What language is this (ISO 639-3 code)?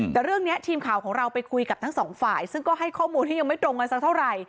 tha